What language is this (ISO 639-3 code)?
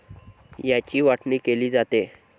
mar